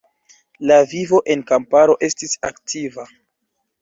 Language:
Esperanto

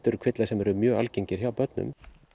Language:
Icelandic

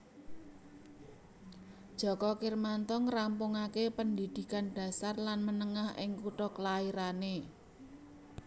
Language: Javanese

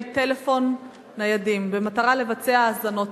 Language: Hebrew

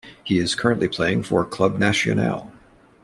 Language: English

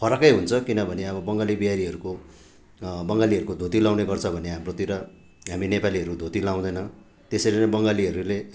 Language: Nepali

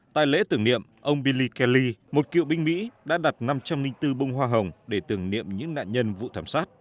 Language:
Vietnamese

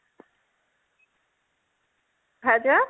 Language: Odia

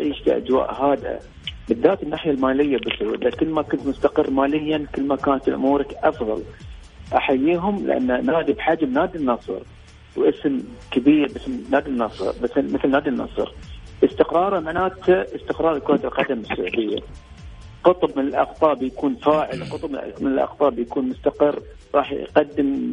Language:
Arabic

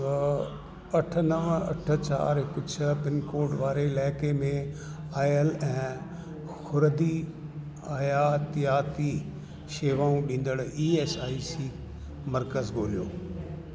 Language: Sindhi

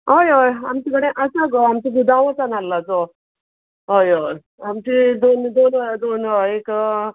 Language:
Konkani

